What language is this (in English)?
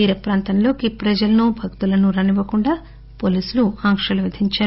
Telugu